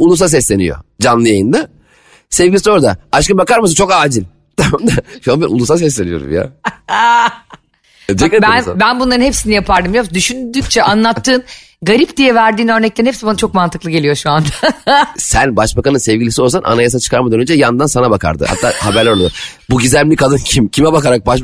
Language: Turkish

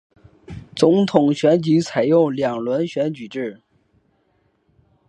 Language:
Chinese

